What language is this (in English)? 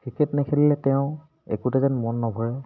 Assamese